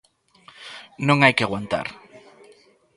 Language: Galician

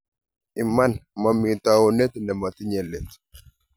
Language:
Kalenjin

